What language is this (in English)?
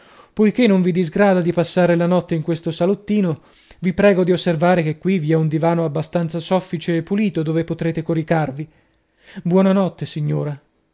Italian